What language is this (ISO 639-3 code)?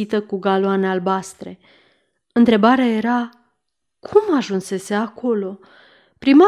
ron